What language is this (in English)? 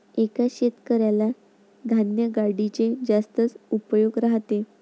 Marathi